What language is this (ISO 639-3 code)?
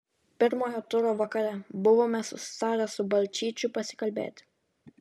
lit